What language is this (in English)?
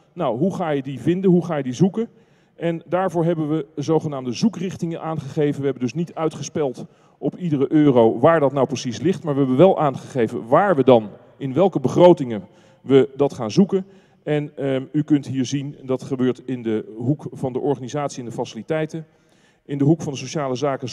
Dutch